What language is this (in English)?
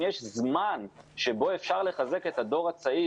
Hebrew